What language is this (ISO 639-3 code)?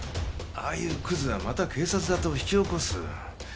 jpn